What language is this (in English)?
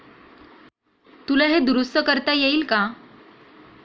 Marathi